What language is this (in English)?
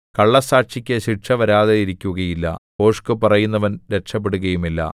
Malayalam